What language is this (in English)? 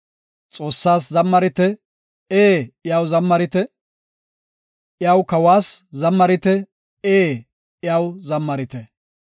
Gofa